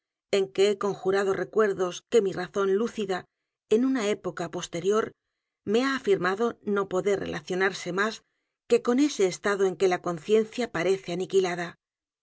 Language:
Spanish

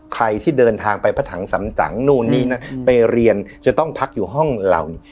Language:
Thai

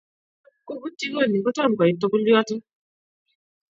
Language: Kalenjin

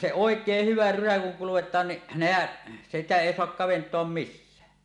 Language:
Finnish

